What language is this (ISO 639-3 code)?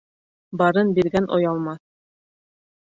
bak